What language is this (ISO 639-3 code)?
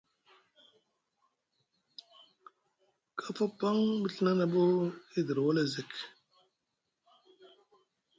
mug